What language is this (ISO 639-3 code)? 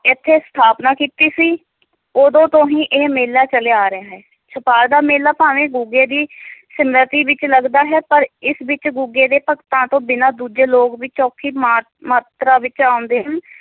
pan